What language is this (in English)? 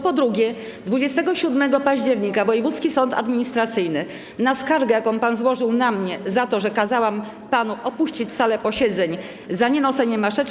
Polish